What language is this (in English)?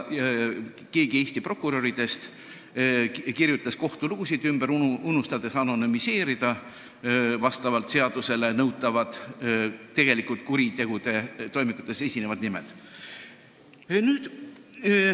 Estonian